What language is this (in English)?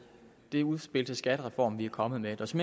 Danish